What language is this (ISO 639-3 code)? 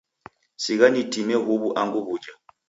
dav